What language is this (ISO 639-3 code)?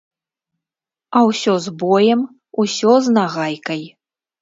bel